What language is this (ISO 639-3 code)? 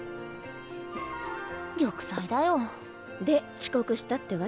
jpn